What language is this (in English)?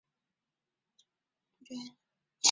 Chinese